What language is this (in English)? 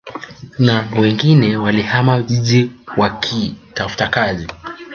Swahili